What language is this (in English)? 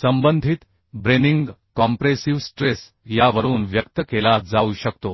Marathi